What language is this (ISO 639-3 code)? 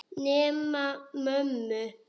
isl